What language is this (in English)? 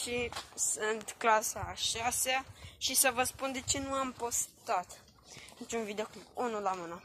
Romanian